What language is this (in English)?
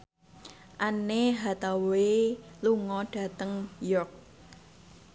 Javanese